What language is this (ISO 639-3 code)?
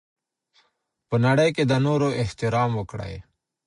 pus